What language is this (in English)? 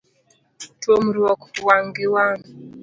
Luo (Kenya and Tanzania)